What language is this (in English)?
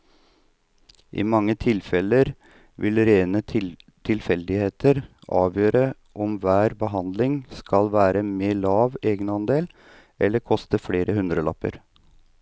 Norwegian